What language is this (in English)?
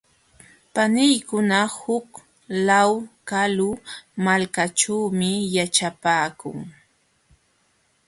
Jauja Wanca Quechua